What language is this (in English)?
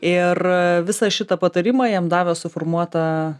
Lithuanian